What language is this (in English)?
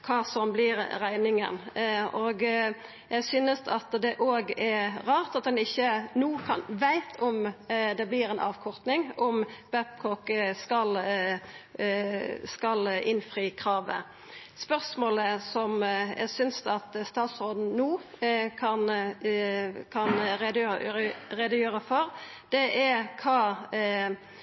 Norwegian Nynorsk